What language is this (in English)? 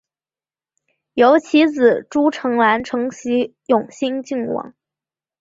Chinese